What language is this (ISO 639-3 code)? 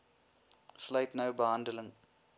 afr